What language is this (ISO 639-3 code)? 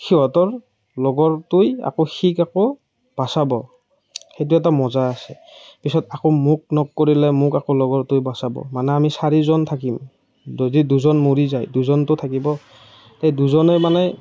asm